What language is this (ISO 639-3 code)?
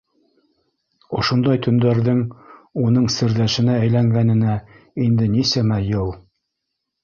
bak